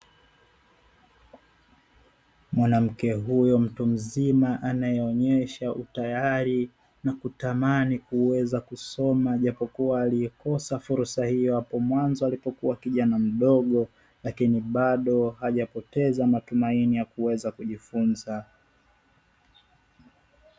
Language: Swahili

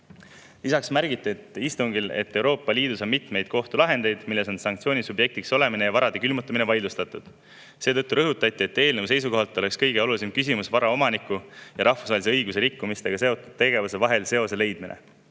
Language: Estonian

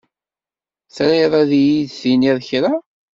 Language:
Kabyle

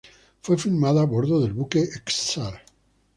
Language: Spanish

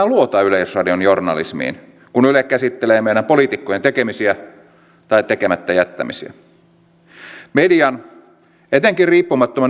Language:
Finnish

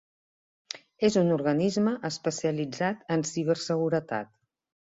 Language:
Catalan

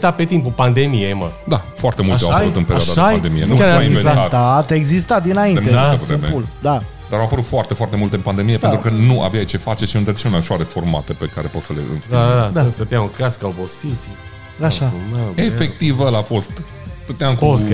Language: Romanian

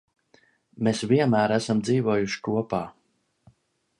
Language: Latvian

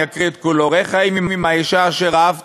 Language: Hebrew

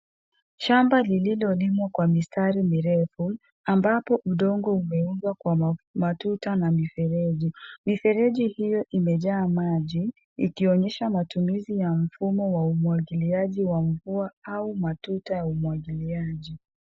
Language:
Swahili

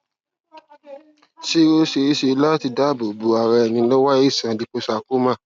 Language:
Yoruba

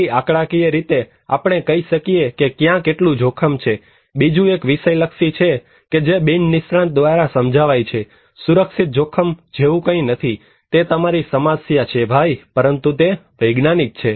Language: Gujarati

